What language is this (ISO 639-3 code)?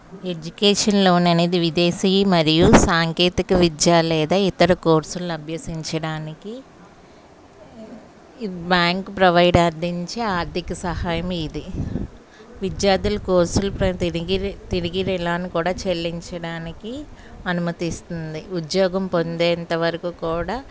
tel